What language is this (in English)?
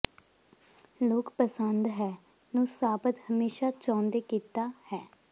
Punjabi